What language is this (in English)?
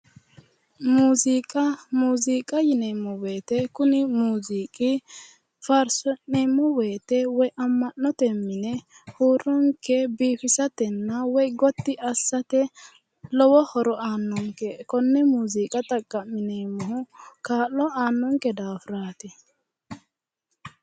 Sidamo